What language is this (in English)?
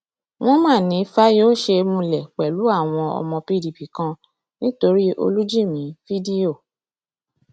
Yoruba